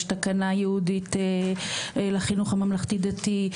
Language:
Hebrew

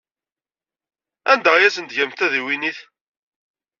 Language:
Kabyle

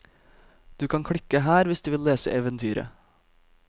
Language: Norwegian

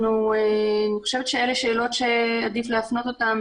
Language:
Hebrew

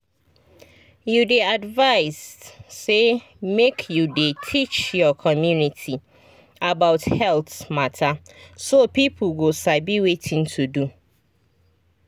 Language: Nigerian Pidgin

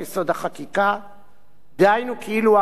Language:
Hebrew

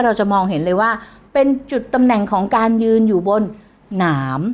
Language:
Thai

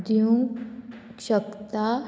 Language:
Konkani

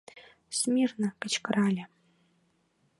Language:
Mari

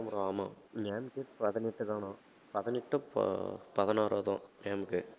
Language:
Tamil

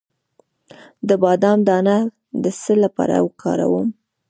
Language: Pashto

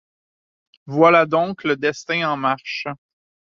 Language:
French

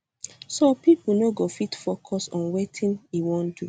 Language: Nigerian Pidgin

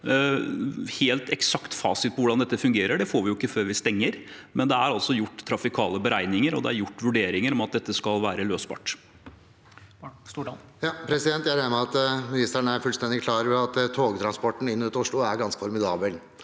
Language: Norwegian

